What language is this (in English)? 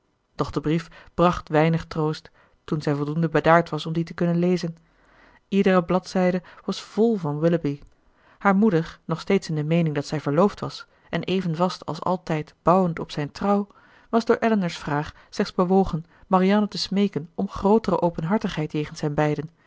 Dutch